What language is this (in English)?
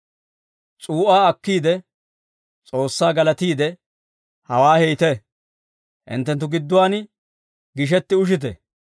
Dawro